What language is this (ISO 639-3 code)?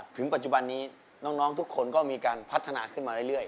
tha